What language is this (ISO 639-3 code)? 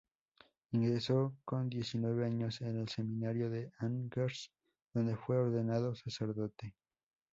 spa